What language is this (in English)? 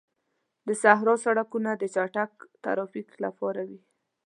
Pashto